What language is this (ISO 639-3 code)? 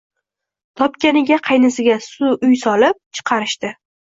uzb